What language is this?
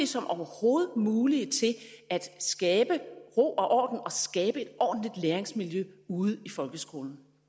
Danish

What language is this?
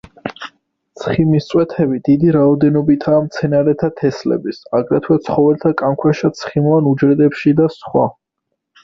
Georgian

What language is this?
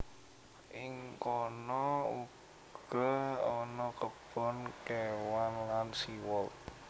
Javanese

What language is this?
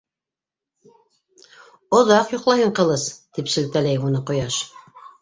Bashkir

